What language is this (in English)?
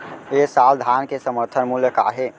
Chhattisgarhi